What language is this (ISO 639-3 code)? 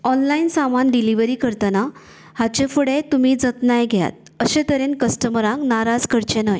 kok